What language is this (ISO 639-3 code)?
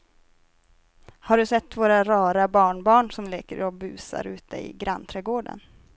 swe